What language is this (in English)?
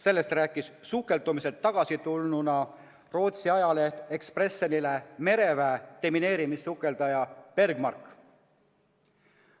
Estonian